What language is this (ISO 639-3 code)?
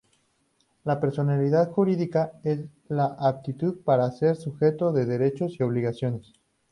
spa